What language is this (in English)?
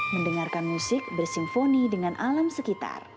Indonesian